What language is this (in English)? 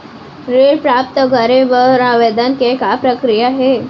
Chhattisgarhi